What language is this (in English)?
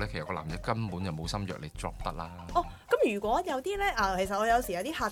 Chinese